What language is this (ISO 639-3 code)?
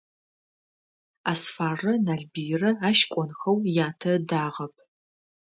ady